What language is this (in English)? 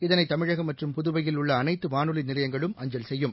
Tamil